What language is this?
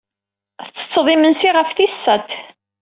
Kabyle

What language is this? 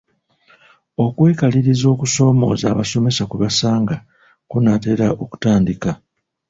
Ganda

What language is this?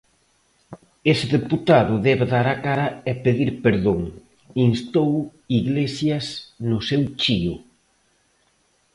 Galician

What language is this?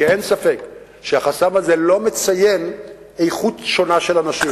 Hebrew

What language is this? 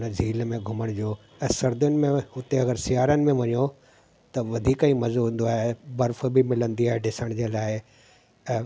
Sindhi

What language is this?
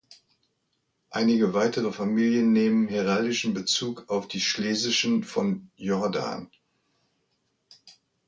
German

